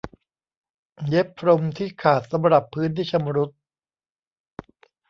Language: Thai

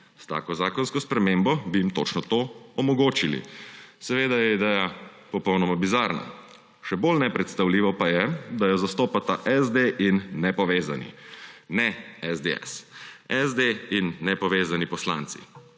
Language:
Slovenian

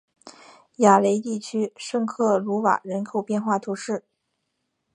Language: Chinese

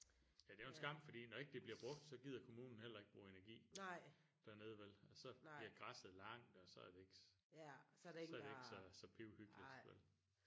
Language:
Danish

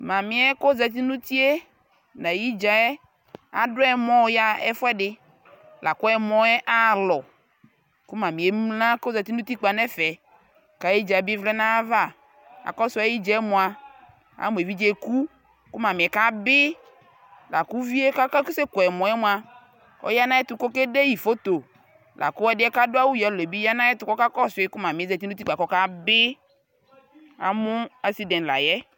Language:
Ikposo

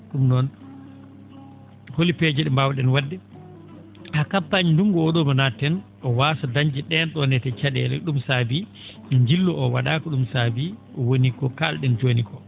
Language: Fula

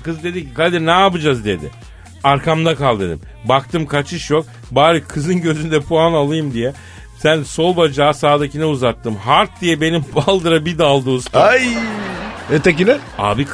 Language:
Turkish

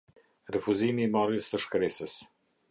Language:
Albanian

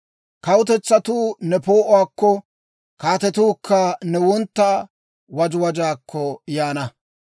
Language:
Dawro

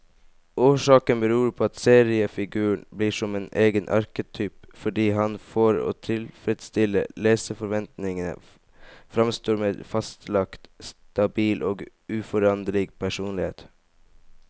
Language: Norwegian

